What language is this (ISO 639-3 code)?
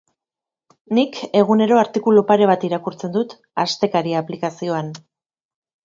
eus